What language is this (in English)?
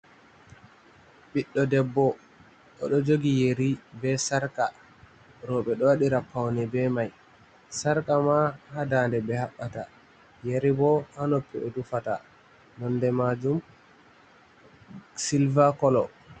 Fula